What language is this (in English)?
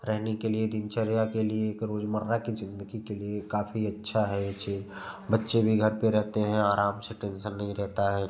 Hindi